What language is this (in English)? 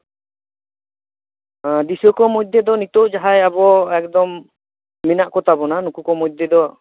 Santali